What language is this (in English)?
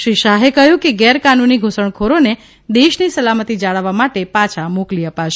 Gujarati